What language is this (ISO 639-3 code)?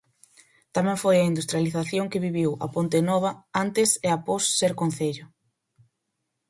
glg